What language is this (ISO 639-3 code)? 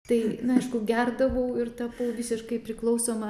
lit